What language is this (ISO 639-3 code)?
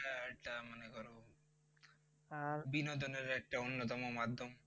ben